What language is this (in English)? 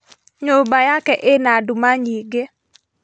Kikuyu